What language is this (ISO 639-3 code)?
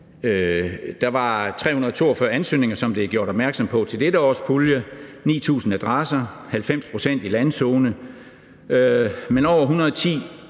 dan